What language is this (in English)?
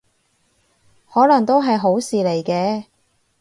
Cantonese